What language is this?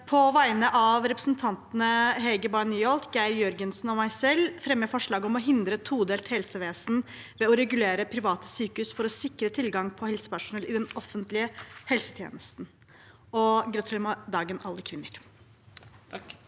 Norwegian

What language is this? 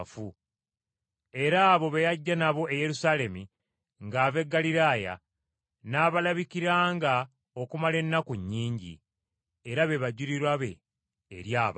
Ganda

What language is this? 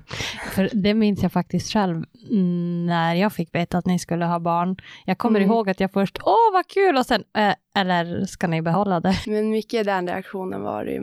Swedish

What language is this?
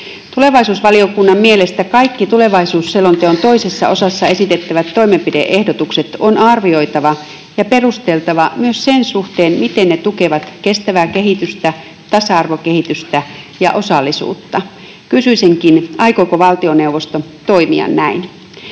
Finnish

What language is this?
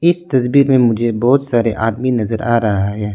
Hindi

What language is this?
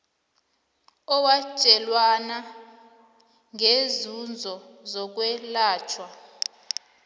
South Ndebele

